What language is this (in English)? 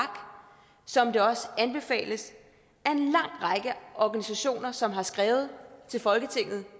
Danish